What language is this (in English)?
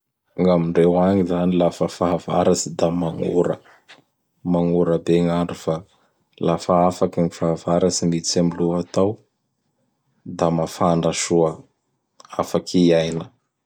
Bara Malagasy